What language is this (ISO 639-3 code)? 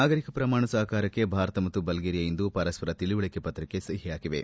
kan